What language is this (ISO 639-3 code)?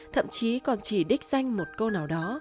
vie